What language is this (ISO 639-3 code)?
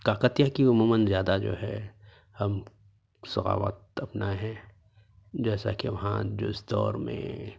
urd